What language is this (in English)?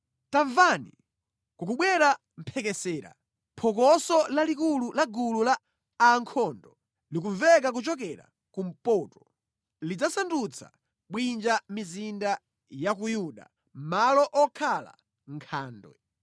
Nyanja